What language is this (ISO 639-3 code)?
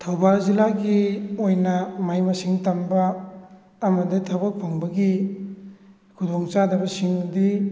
mni